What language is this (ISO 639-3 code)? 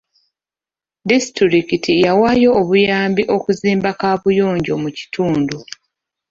lug